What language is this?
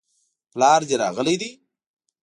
Pashto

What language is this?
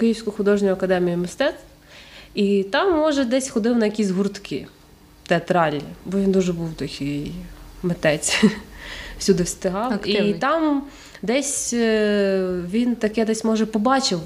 Ukrainian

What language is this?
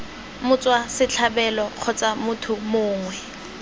Tswana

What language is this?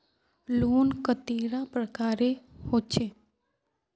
Magahi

